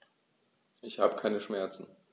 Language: German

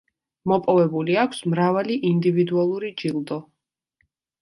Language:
Georgian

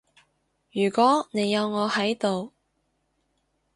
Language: Cantonese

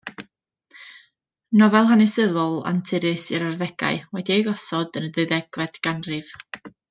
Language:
Welsh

